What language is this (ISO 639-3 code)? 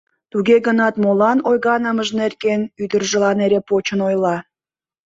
chm